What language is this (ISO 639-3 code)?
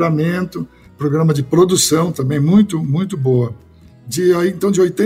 por